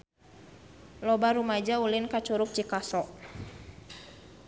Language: Sundanese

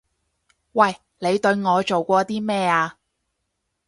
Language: Cantonese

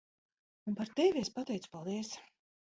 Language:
Latvian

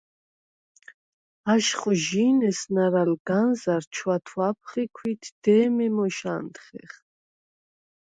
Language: Svan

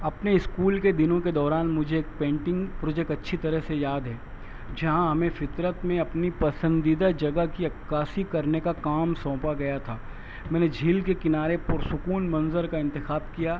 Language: Urdu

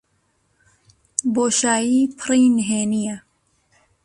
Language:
Central Kurdish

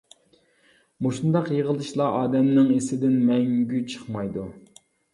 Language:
Uyghur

